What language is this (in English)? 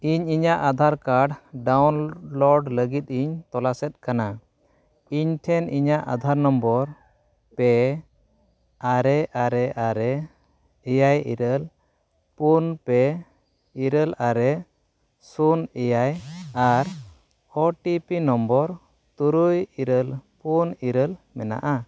Santali